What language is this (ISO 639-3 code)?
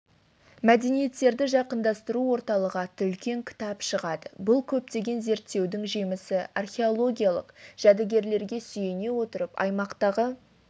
kaz